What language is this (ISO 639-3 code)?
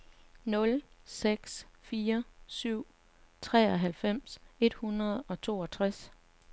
dan